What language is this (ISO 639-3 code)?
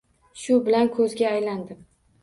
uzb